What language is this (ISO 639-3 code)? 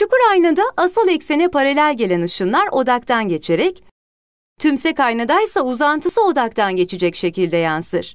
tur